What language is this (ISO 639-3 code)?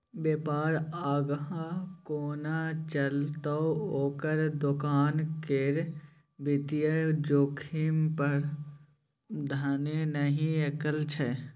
mai